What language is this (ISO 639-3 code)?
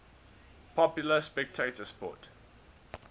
eng